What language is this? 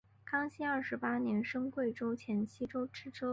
Chinese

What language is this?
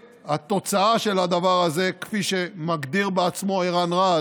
Hebrew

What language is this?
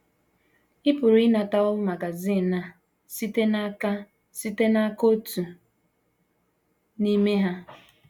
Igbo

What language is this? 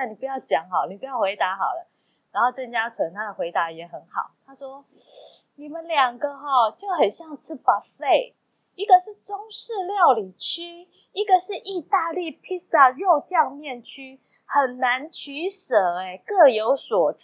Chinese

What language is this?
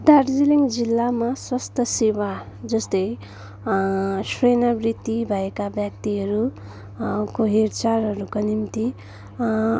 Nepali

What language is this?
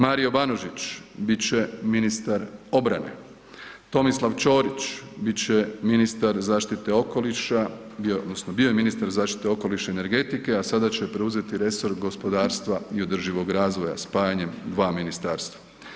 Croatian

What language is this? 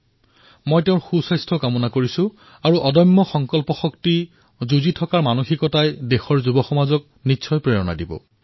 Assamese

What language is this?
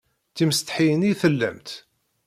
Kabyle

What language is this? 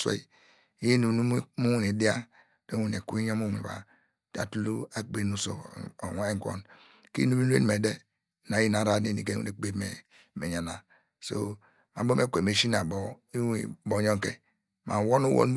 Degema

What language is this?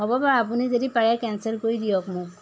Assamese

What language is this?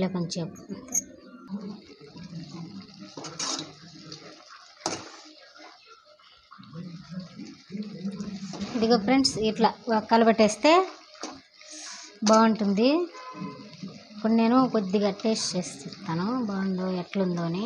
Arabic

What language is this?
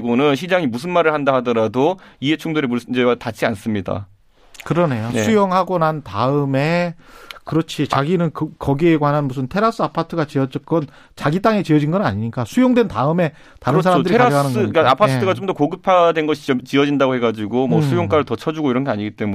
Korean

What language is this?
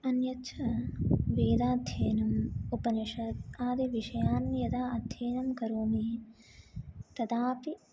Sanskrit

